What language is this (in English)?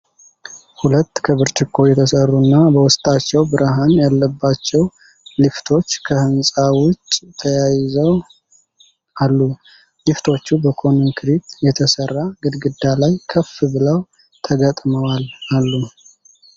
Amharic